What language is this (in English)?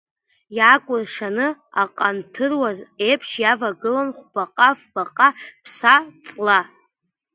Abkhazian